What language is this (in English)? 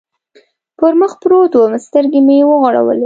Pashto